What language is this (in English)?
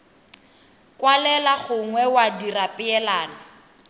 Tswana